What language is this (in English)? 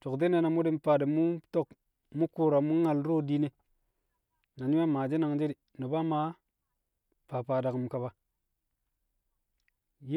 Kamo